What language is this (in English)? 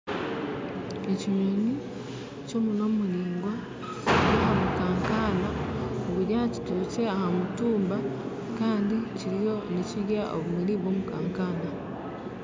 Nyankole